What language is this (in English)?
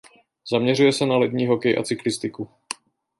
Czech